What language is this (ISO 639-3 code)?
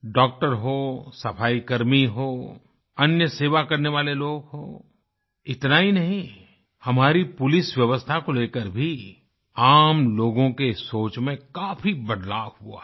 hin